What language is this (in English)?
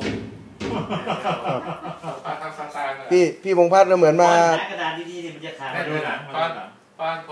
Thai